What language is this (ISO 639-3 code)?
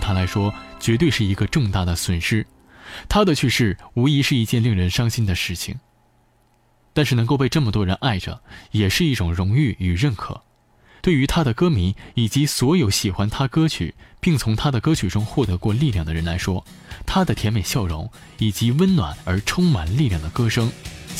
zho